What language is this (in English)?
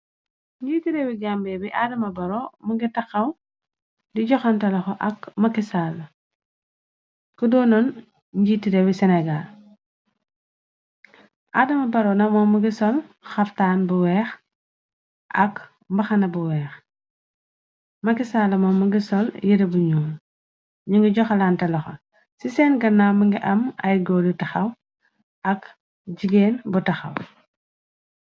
Wolof